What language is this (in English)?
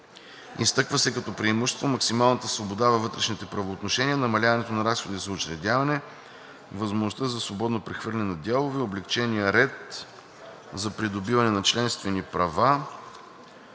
Bulgarian